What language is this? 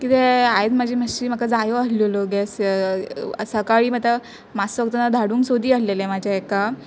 Konkani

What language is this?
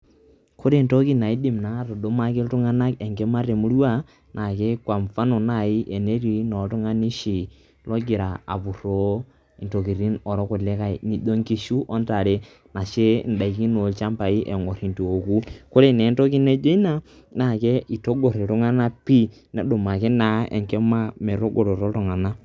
Masai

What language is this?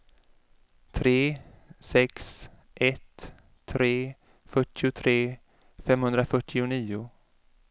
Swedish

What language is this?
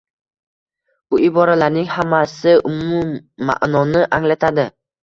Uzbek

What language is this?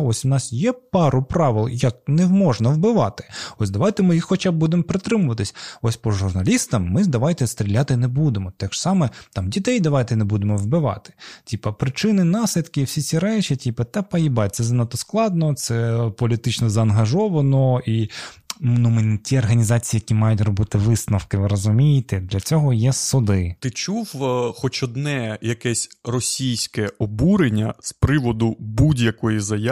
Ukrainian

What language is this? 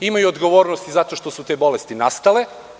Serbian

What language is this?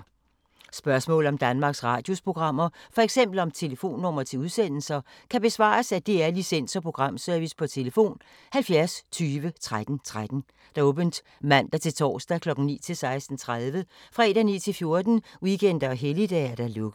Danish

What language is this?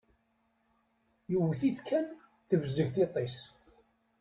Kabyle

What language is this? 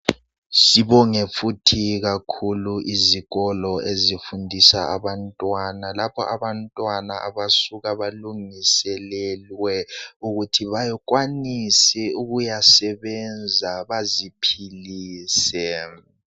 North Ndebele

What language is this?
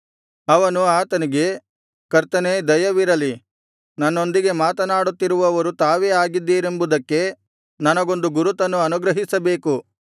Kannada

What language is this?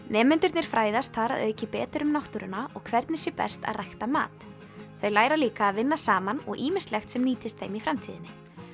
Icelandic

